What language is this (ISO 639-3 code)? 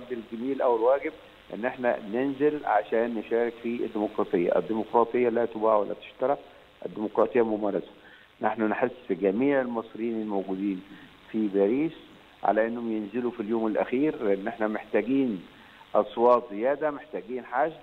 ara